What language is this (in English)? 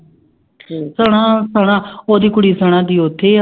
Punjabi